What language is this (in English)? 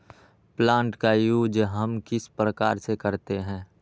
Magahi